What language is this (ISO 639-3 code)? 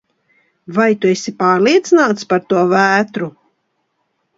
lav